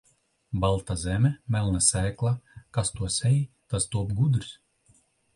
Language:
Latvian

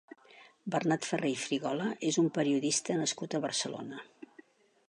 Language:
Catalan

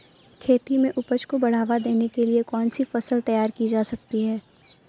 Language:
Hindi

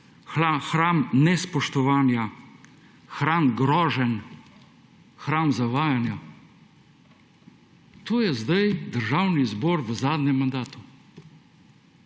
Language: Slovenian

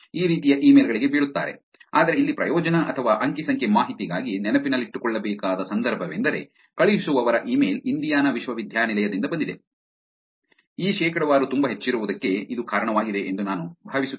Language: Kannada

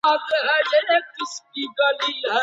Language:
Pashto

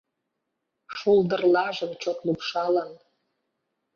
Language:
Mari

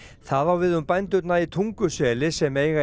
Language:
Icelandic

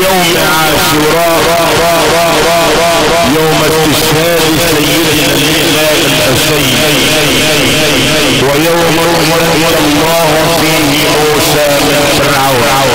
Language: Arabic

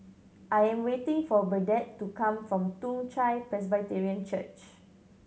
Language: English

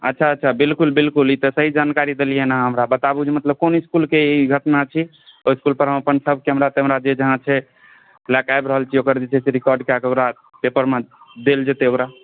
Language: Maithili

